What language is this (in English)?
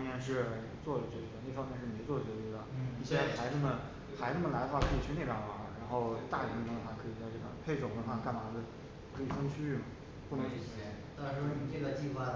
Chinese